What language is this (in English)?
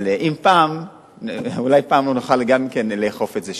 Hebrew